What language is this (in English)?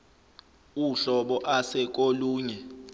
Zulu